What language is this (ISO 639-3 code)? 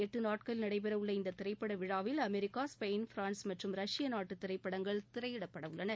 tam